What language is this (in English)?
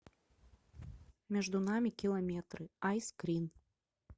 Russian